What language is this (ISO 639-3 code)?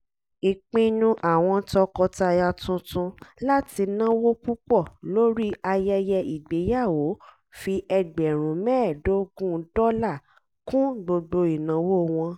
yor